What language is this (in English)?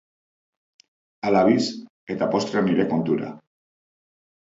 Basque